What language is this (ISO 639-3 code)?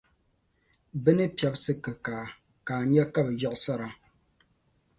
dag